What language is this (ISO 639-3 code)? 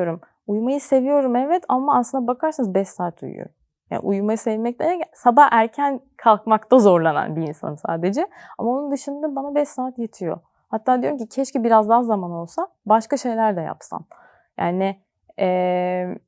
tur